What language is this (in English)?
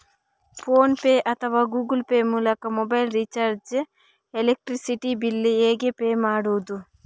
Kannada